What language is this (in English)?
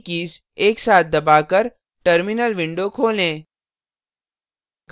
Hindi